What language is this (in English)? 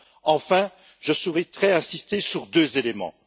French